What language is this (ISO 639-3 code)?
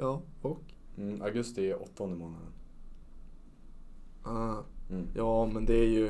swe